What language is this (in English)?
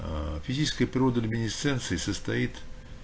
Russian